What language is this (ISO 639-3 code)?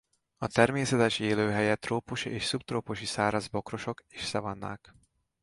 hun